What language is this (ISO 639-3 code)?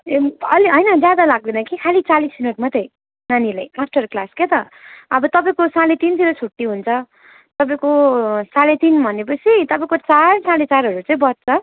nep